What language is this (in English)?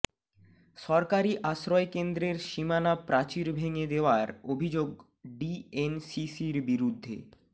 Bangla